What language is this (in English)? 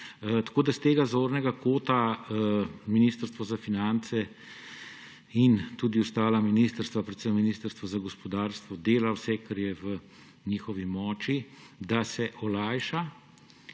Slovenian